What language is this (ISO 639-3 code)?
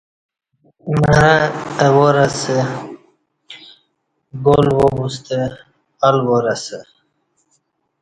bsh